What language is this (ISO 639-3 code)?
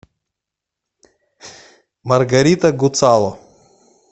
rus